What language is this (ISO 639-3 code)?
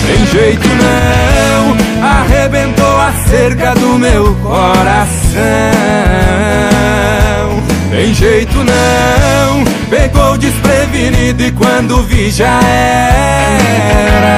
por